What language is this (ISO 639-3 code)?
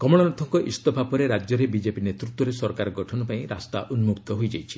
ori